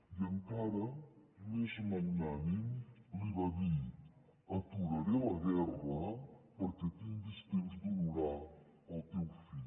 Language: Catalan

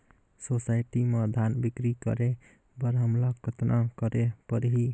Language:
Chhattisgarhi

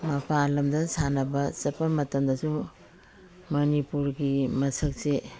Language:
Manipuri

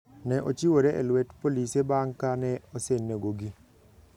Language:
Luo (Kenya and Tanzania)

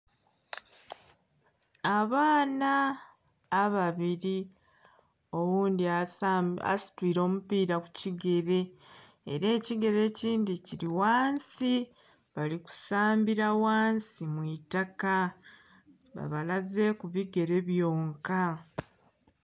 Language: Soga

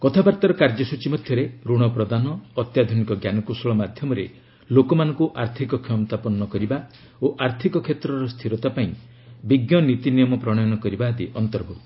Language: Odia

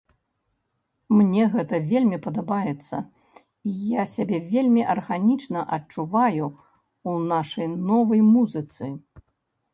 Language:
Belarusian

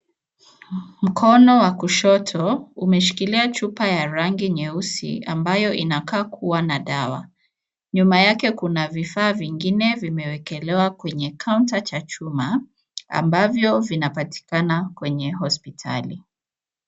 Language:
Swahili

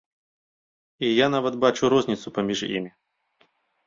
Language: Belarusian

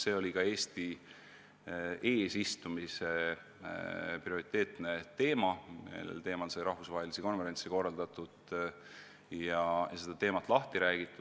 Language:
Estonian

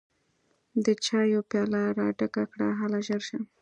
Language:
Pashto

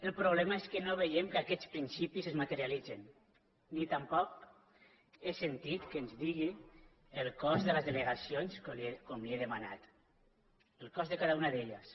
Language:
Catalan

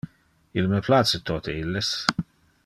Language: Interlingua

